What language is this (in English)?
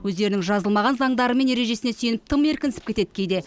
Kazakh